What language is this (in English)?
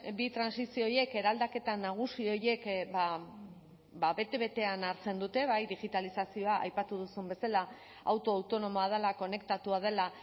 Basque